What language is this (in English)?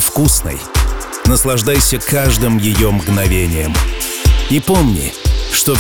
Russian